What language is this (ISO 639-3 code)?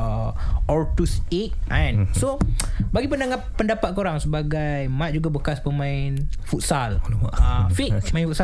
msa